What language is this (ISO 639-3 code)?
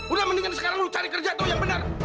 ind